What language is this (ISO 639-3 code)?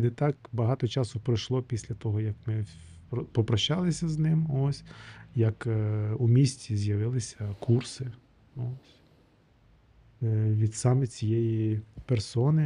ukr